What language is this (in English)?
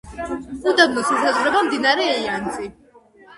Georgian